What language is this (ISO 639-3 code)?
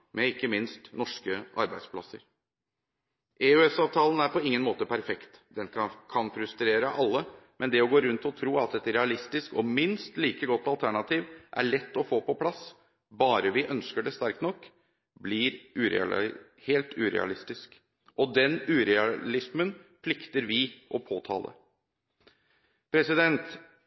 nob